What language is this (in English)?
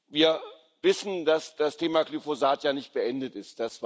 German